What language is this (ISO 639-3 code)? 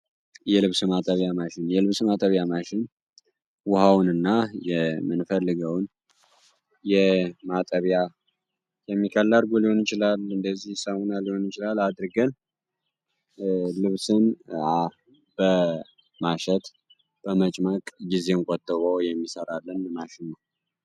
amh